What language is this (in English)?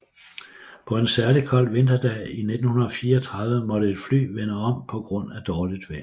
Danish